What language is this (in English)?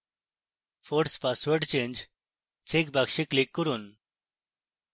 Bangla